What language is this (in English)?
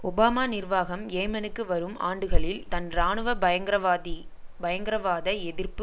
Tamil